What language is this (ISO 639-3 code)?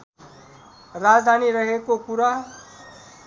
nep